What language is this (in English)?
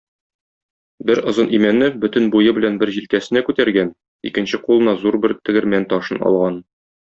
Tatar